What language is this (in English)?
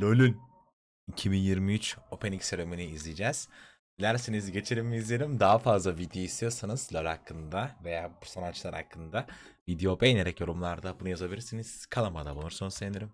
Turkish